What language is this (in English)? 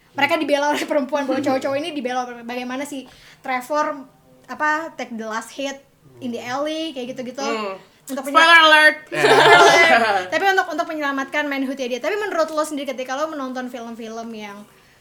Indonesian